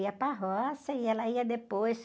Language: Portuguese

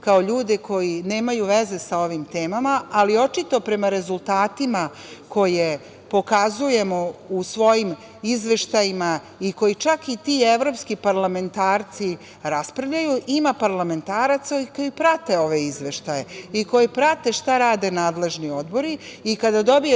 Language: Serbian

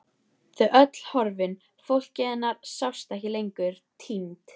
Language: Icelandic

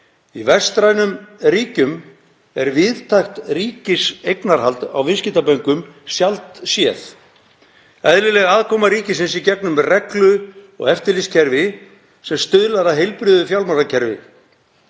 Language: Icelandic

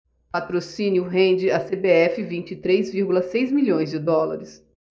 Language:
Portuguese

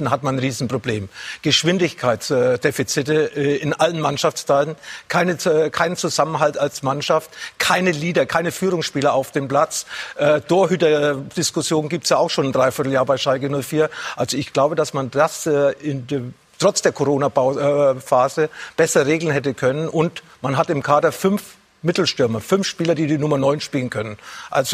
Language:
German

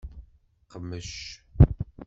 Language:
Kabyle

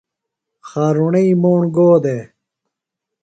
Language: Phalura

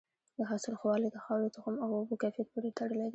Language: Pashto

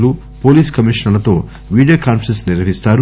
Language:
Telugu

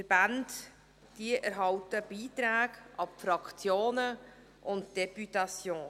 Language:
Swiss German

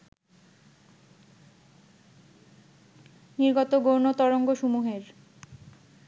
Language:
Bangla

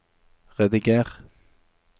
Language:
Norwegian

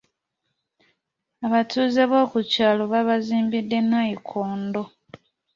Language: Ganda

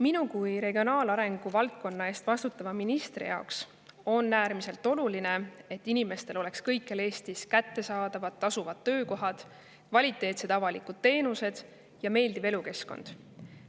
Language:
Estonian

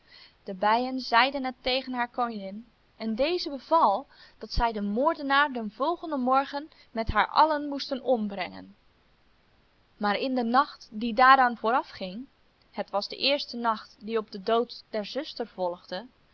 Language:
Dutch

